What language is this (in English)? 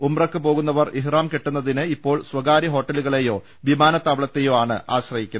Malayalam